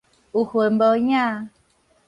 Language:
Min Nan Chinese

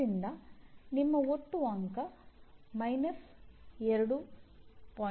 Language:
Kannada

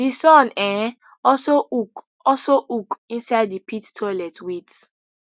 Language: Nigerian Pidgin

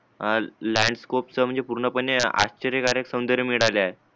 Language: Marathi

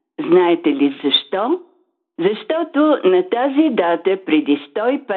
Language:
Bulgarian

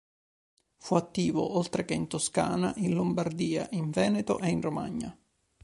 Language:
Italian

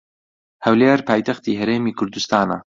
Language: Central Kurdish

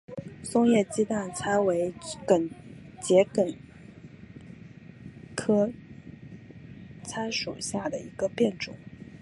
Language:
Chinese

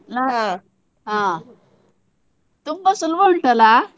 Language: Kannada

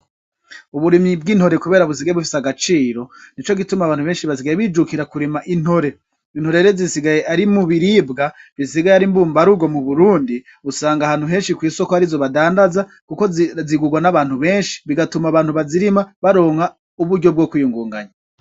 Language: Rundi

